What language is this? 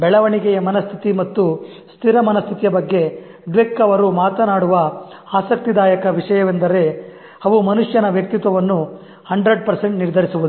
Kannada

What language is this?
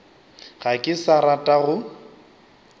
Northern Sotho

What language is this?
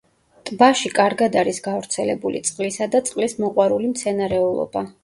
Georgian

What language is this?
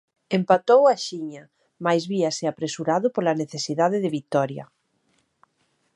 Galician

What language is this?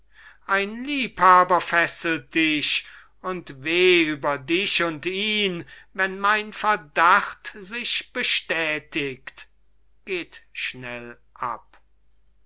German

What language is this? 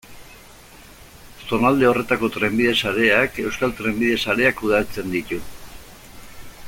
Basque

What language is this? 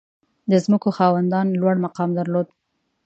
Pashto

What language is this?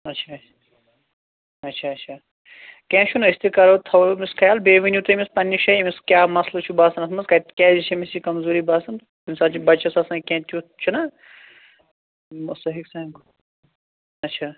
Kashmiri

